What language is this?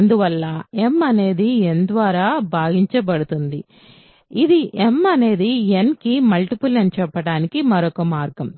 Telugu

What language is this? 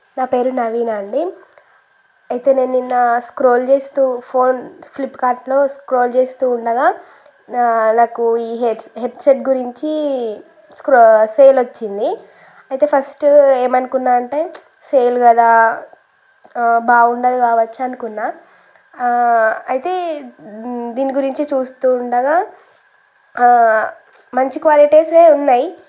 Telugu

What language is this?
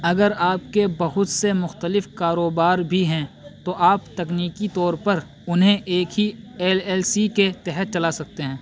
Urdu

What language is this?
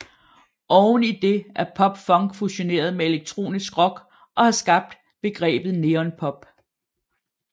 Danish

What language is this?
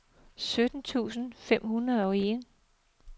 Danish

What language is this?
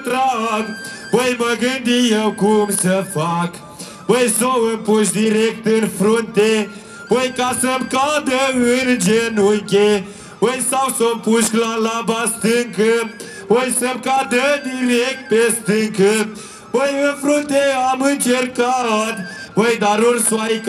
Romanian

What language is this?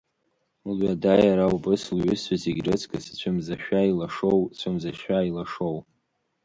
Abkhazian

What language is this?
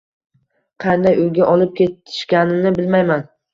Uzbek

